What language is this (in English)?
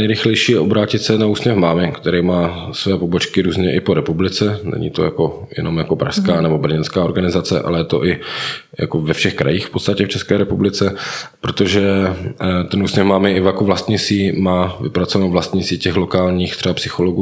Czech